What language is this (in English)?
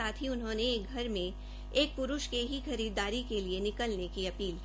Hindi